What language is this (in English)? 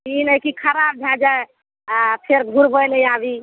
Maithili